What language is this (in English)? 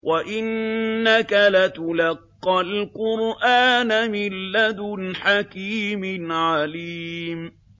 Arabic